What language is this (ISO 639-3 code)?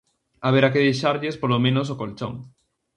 glg